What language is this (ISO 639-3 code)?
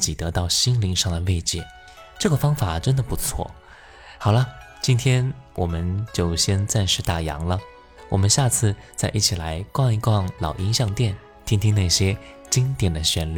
zho